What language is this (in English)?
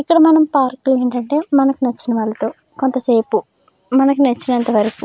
Telugu